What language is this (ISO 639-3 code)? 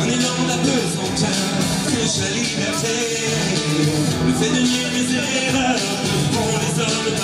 ell